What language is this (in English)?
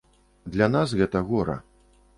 Belarusian